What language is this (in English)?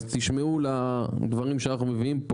Hebrew